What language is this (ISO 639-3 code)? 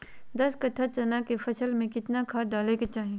mag